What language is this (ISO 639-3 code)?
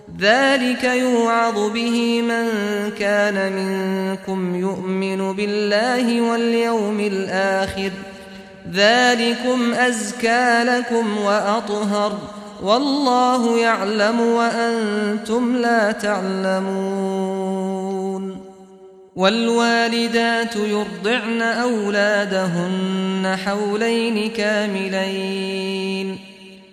ara